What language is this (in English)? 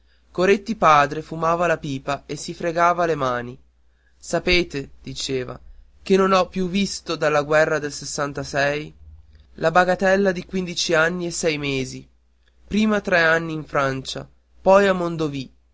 Italian